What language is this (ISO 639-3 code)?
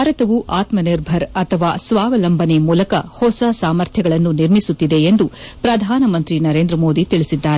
kan